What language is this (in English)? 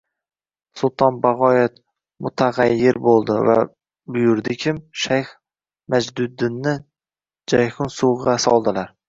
Uzbek